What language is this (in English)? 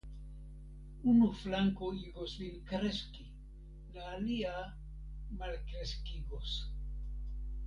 Esperanto